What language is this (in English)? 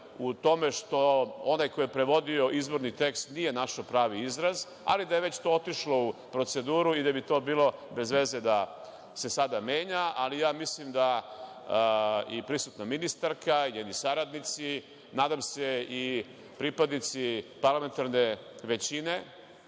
Serbian